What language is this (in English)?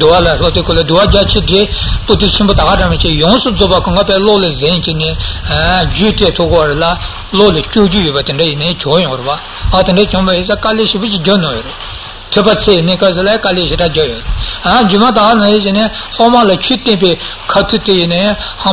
Italian